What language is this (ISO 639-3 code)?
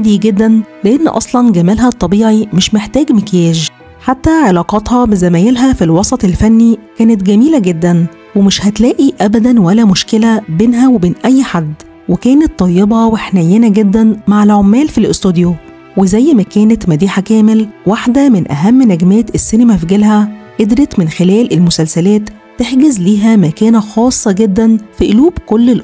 ara